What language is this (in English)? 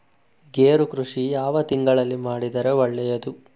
Kannada